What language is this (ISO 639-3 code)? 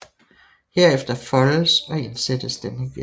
dan